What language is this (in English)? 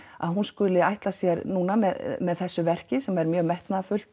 Icelandic